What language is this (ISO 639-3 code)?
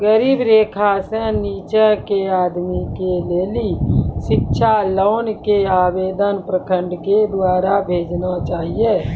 mai